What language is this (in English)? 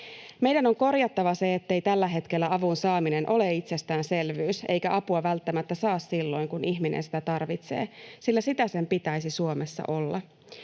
Finnish